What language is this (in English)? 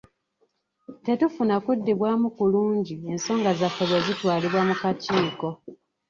Ganda